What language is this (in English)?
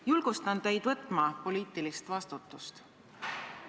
Estonian